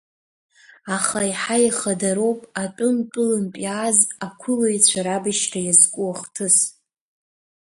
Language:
Abkhazian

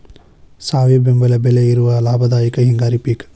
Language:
Kannada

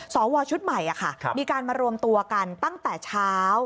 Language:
Thai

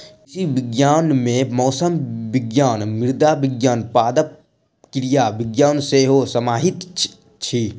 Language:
Maithili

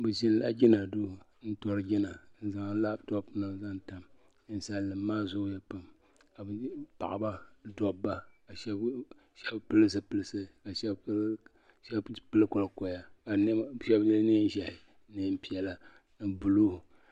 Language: Dagbani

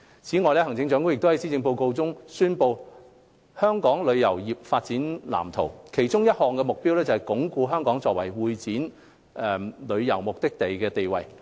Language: Cantonese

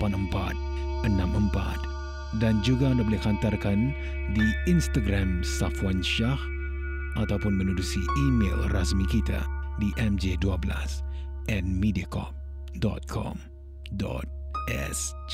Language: Malay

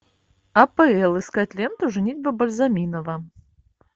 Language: Russian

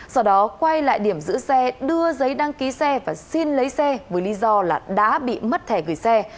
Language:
Vietnamese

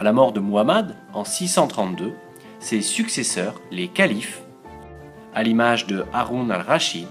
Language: French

